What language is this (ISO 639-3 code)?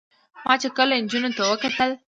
pus